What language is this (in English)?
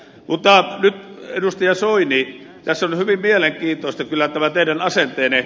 Finnish